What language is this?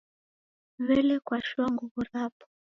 Taita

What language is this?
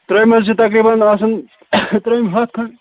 Kashmiri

